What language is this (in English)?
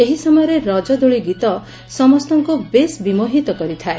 Odia